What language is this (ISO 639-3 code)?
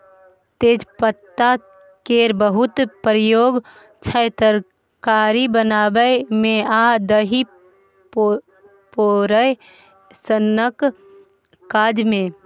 mai